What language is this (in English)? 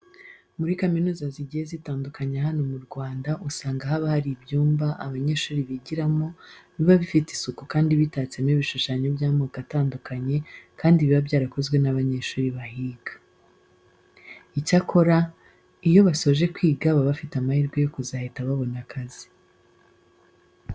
Kinyarwanda